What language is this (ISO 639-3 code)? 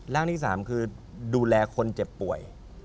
tha